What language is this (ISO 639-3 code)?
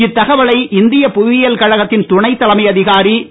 tam